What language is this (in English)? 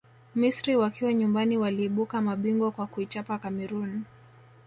Swahili